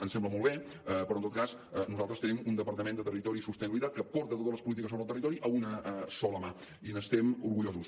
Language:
Catalan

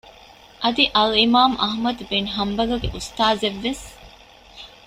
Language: Divehi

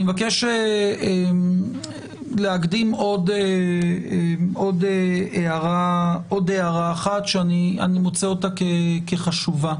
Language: Hebrew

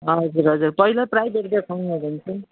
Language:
Nepali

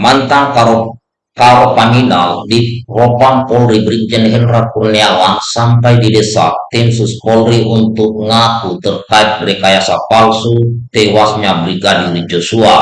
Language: Indonesian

